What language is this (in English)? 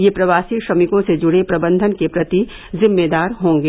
Hindi